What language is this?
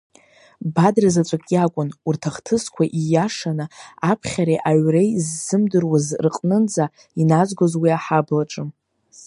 Abkhazian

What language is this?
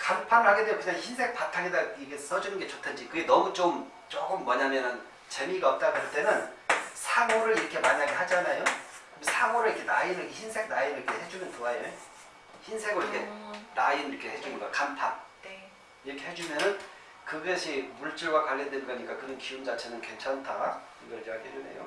Korean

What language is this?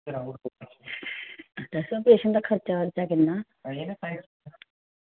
Dogri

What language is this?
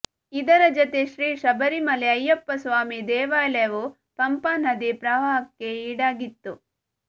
Kannada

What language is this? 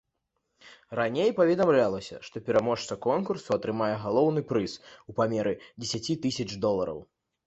Belarusian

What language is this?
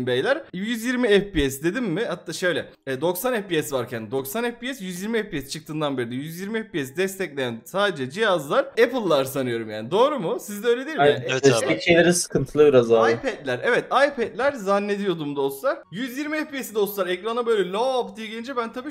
Turkish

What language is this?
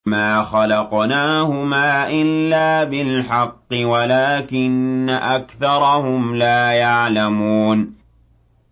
Arabic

